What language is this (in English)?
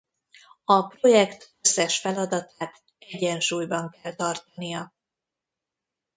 Hungarian